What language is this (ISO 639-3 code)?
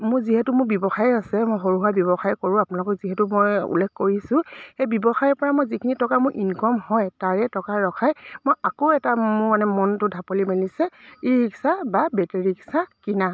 asm